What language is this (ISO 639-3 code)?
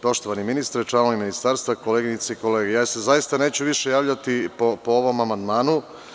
srp